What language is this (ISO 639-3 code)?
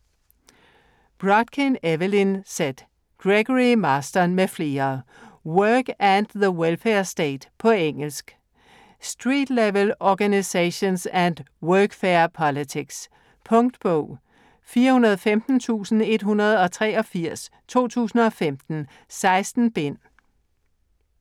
dan